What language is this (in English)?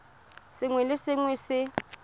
Tswana